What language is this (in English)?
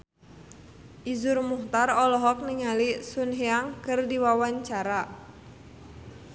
Sundanese